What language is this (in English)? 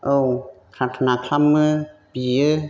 Bodo